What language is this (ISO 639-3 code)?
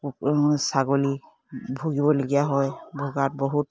asm